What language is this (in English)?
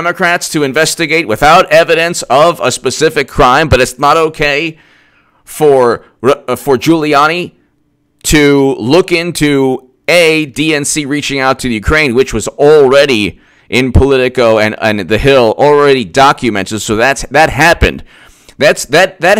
English